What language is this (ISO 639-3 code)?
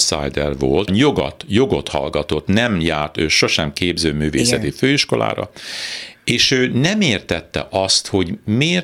hun